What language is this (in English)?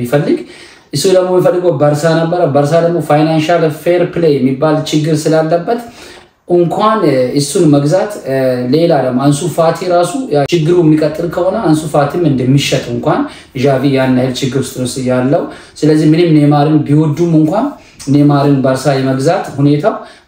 Arabic